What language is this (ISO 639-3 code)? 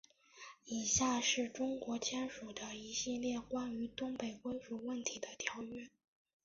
zho